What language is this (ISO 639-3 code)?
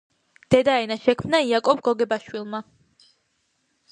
kat